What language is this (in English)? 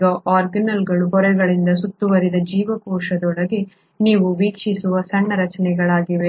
Kannada